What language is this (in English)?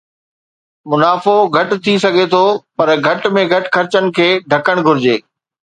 Sindhi